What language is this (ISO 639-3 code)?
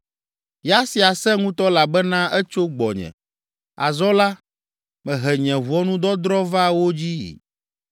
ewe